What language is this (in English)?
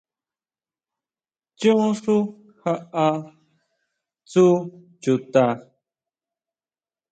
Huautla Mazatec